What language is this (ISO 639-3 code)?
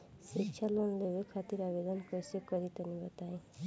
bho